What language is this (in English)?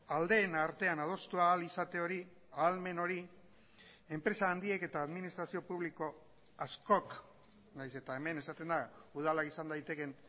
Basque